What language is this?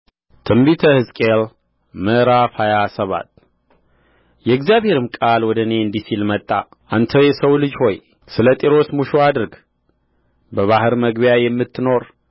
Amharic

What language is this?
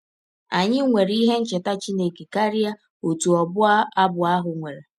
Igbo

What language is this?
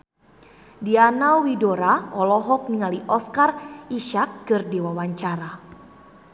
Sundanese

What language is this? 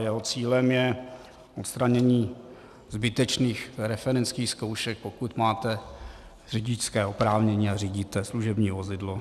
Czech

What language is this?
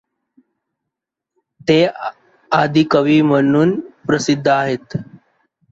Marathi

